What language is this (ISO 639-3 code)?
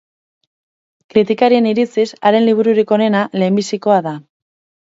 eus